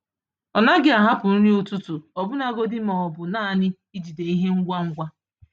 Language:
Igbo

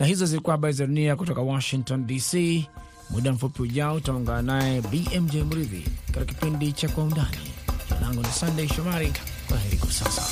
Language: Swahili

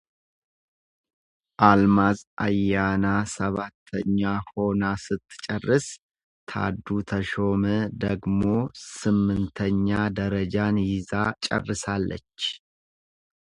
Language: Amharic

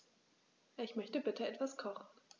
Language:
German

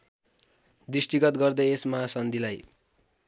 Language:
Nepali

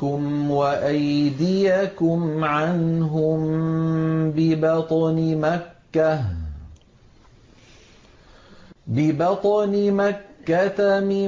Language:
Arabic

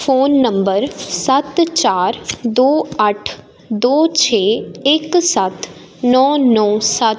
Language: Punjabi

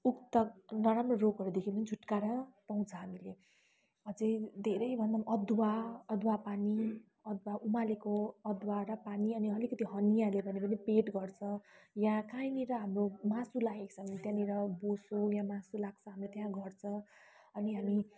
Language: Nepali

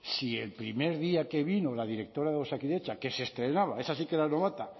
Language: Spanish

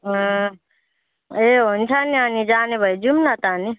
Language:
Nepali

